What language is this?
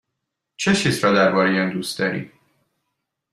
Persian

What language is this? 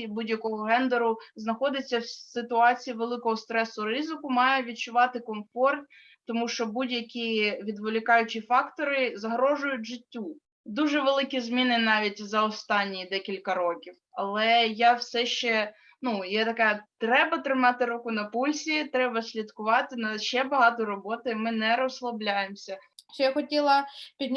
Ukrainian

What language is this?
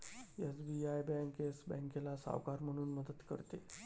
Marathi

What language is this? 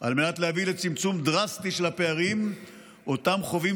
Hebrew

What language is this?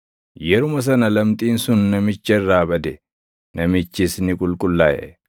Oromo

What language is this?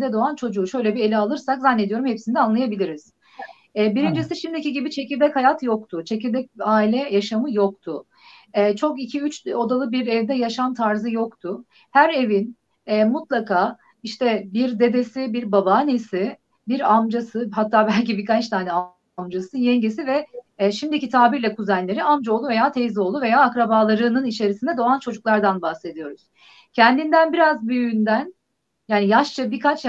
Turkish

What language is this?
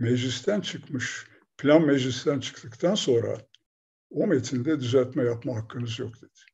Turkish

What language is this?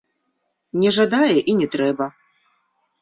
Belarusian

